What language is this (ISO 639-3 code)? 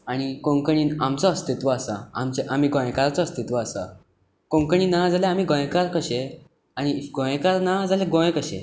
kok